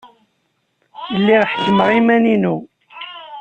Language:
Kabyle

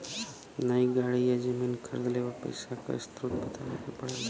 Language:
Bhojpuri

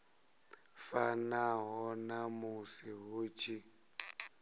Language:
Venda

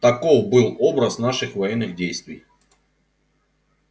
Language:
Russian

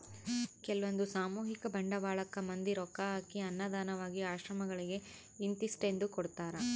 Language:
Kannada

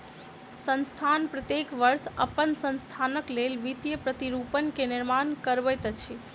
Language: Maithili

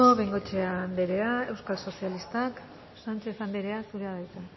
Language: Basque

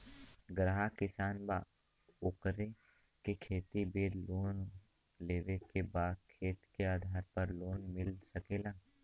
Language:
Bhojpuri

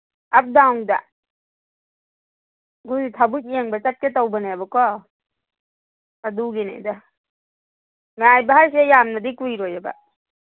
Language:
Manipuri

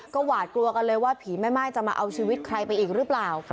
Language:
Thai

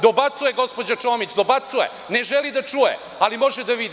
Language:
Serbian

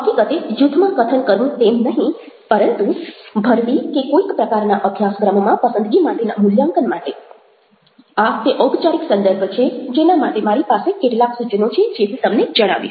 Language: Gujarati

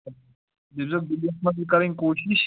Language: Kashmiri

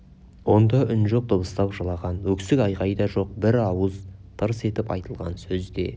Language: Kazakh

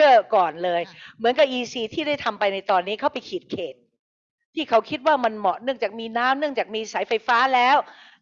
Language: Thai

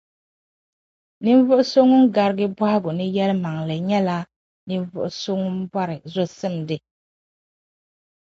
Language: Dagbani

